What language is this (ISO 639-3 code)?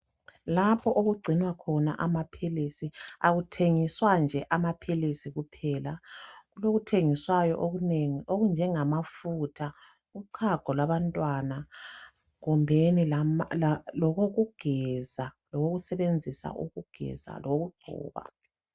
nde